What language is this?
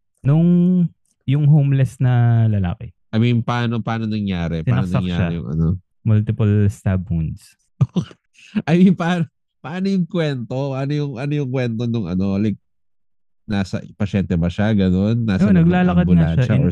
Filipino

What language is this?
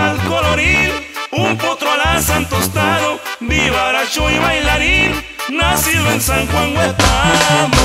Spanish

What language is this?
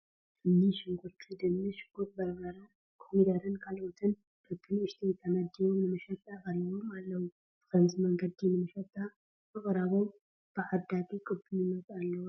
Tigrinya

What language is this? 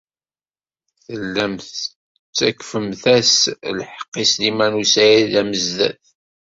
Kabyle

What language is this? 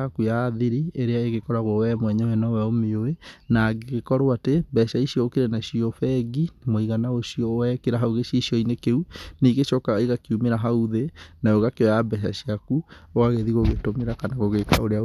Kikuyu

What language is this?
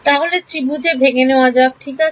Bangla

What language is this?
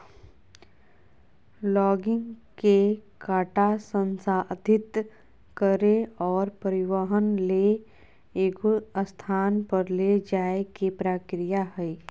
Magahi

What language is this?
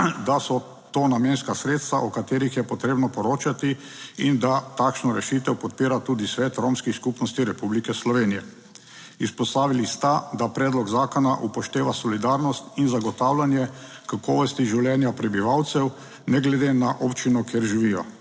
Slovenian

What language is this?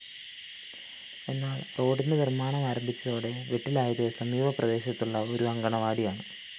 Malayalam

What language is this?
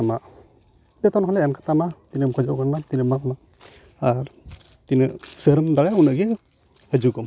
Santali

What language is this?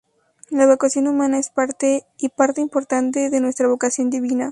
Spanish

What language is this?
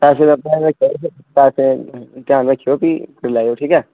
Dogri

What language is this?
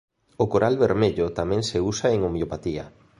Galician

